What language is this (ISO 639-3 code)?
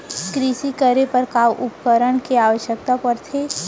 hne